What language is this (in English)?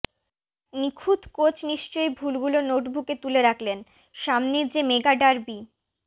Bangla